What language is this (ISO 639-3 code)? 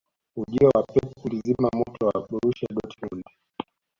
swa